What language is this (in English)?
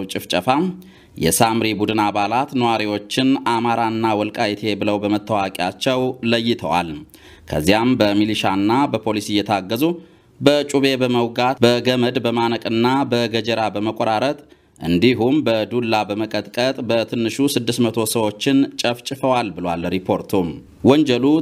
Arabic